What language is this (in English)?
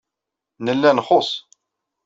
Kabyle